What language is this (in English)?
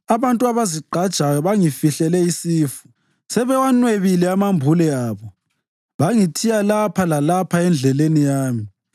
North Ndebele